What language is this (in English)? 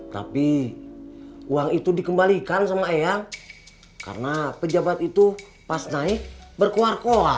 Indonesian